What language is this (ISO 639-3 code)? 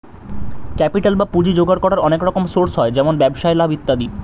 ben